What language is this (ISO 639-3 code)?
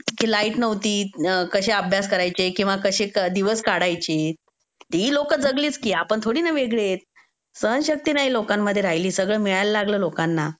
mar